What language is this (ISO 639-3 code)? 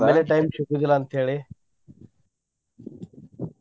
kan